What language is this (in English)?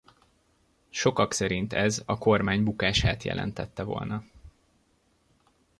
Hungarian